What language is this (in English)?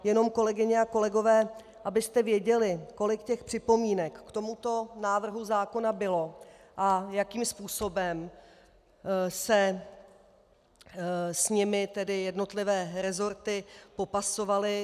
Czech